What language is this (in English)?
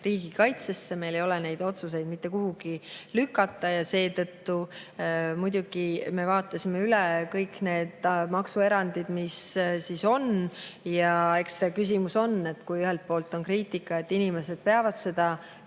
Estonian